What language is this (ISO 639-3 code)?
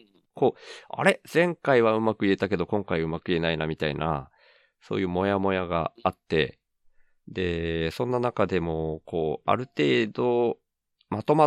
jpn